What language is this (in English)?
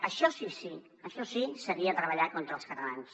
Catalan